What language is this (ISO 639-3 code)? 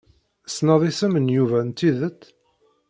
kab